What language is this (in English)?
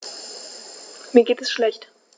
German